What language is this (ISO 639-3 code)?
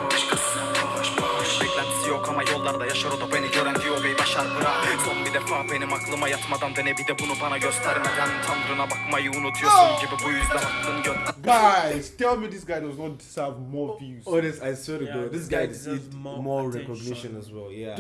tur